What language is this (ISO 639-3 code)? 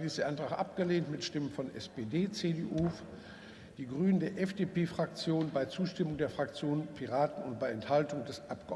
deu